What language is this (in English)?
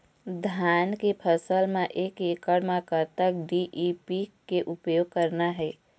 Chhattisgarhi